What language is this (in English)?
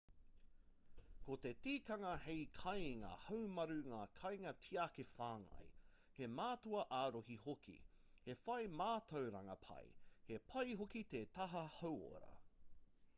Māori